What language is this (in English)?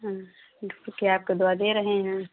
Hindi